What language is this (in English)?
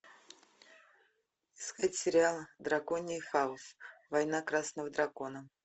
Russian